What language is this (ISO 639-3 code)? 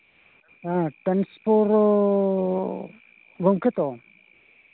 sat